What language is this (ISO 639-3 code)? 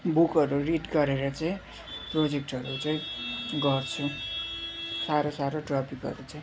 nep